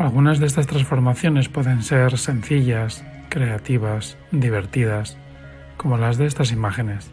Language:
Spanish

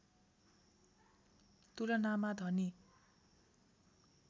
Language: Nepali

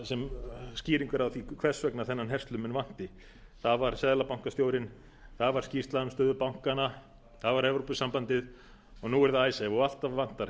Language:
Icelandic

